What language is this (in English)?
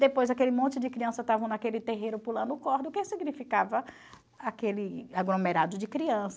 Portuguese